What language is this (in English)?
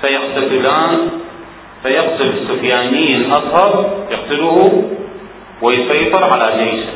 Arabic